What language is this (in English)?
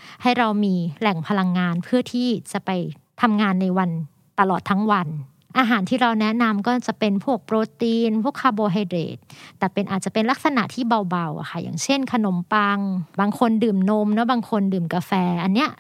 Thai